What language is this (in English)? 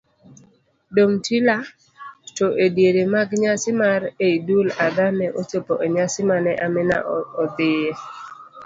Luo (Kenya and Tanzania)